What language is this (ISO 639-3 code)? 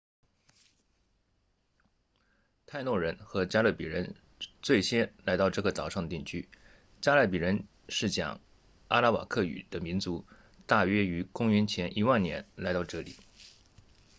zho